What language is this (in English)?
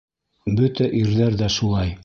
Bashkir